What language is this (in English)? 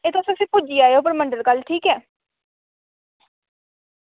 Dogri